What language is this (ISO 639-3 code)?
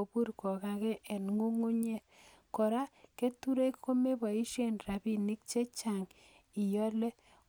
kln